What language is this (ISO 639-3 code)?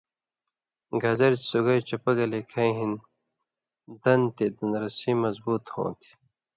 mvy